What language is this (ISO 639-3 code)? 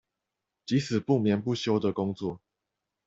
zho